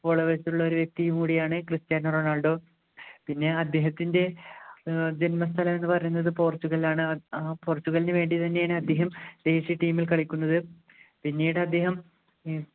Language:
Malayalam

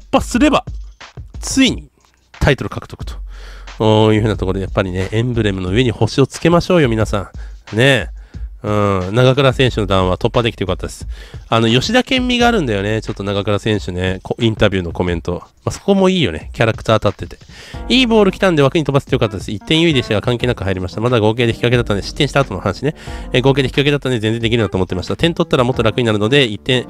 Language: Japanese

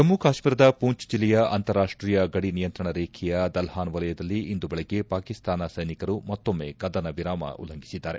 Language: Kannada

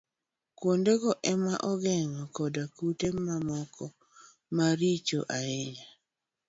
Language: Luo (Kenya and Tanzania)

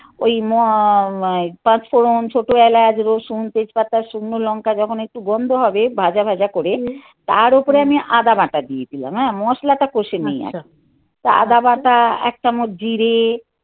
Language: Bangla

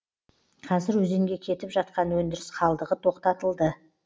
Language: Kazakh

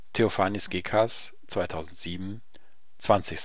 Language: German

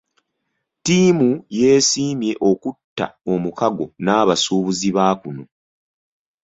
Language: Ganda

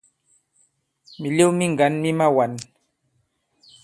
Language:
Bankon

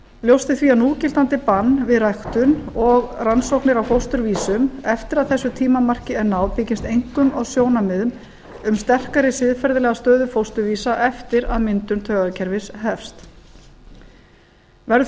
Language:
Icelandic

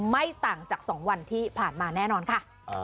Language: Thai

